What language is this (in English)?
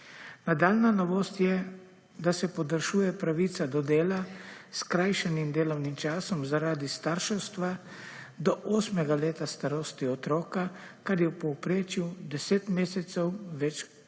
Slovenian